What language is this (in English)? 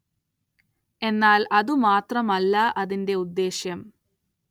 Malayalam